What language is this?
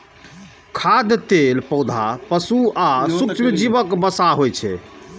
Maithili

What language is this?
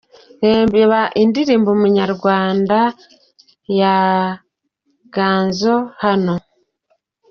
Kinyarwanda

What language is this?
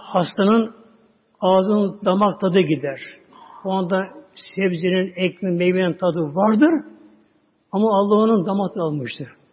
Turkish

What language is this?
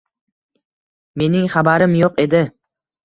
Uzbek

